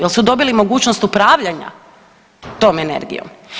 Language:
Croatian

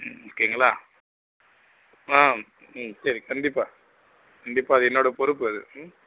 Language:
Tamil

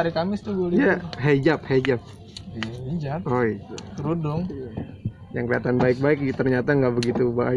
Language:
Indonesian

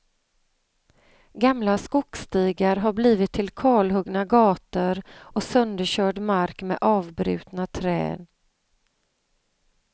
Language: Swedish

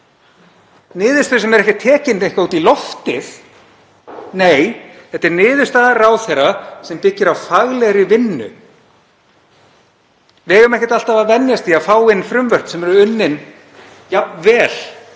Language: Icelandic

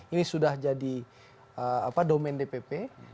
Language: Indonesian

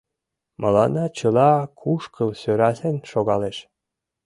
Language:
Mari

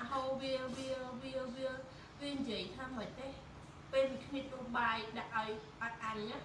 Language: Vietnamese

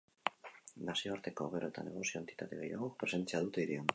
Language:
Basque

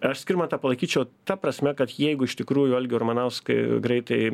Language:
Lithuanian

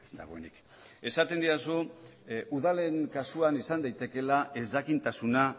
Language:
Basque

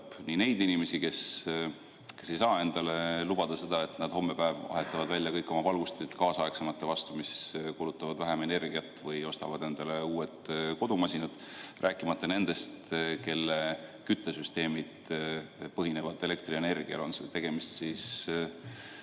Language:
Estonian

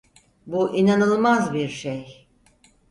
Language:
Turkish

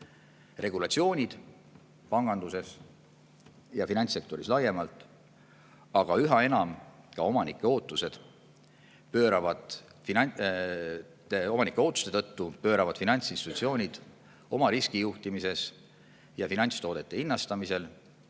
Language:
Estonian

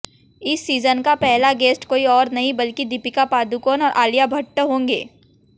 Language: Hindi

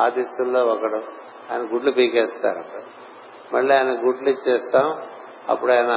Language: Telugu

